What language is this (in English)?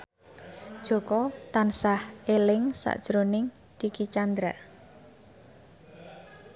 Javanese